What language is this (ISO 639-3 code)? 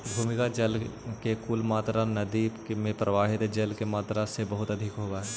mag